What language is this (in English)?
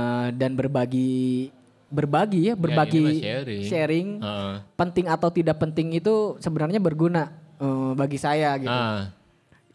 Indonesian